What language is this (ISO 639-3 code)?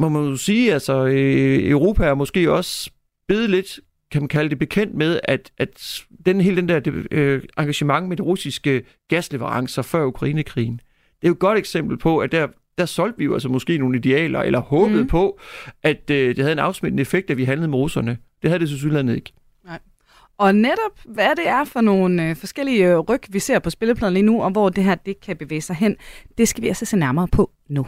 dan